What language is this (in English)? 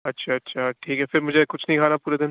Urdu